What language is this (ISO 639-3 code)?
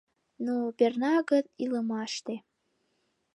chm